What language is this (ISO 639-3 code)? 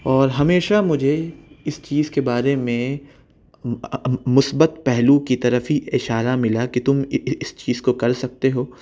urd